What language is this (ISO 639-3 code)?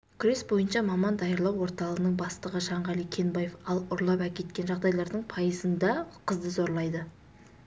kaz